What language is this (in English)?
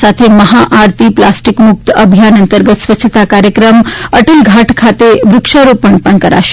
Gujarati